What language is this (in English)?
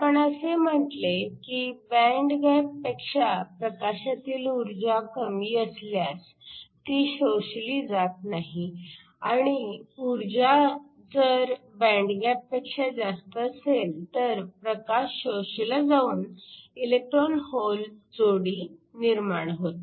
Marathi